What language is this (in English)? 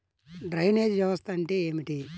Telugu